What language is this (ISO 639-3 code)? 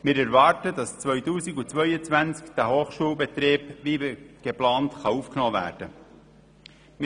gsw